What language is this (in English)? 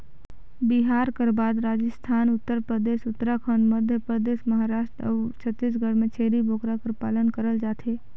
Chhattisgarhi